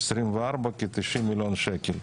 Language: Hebrew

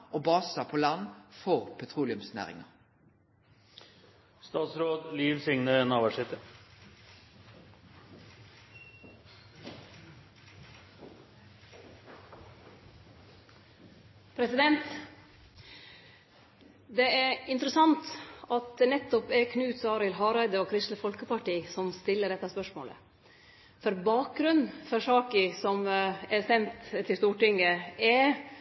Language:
Norwegian Nynorsk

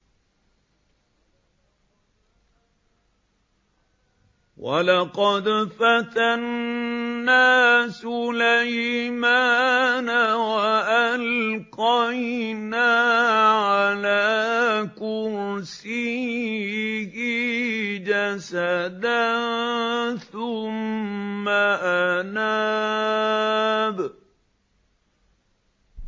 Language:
Arabic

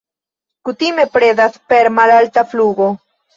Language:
Esperanto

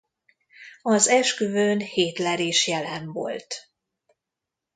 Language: Hungarian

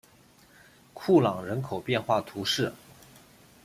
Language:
Chinese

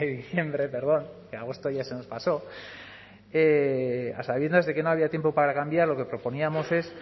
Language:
Spanish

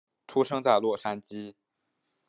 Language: Chinese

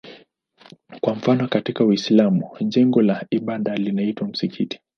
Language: Swahili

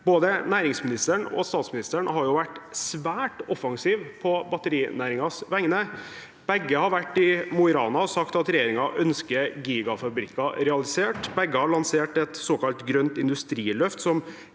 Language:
Norwegian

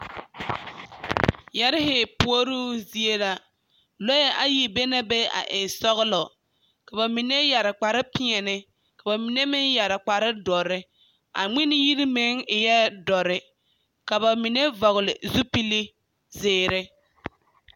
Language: Southern Dagaare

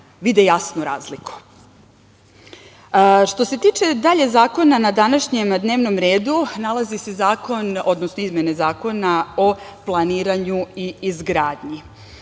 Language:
Serbian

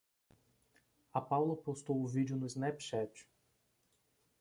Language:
Portuguese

